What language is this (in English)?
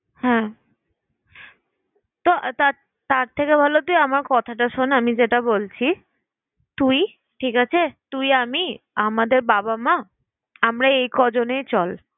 Bangla